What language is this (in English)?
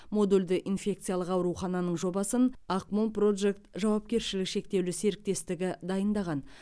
Kazakh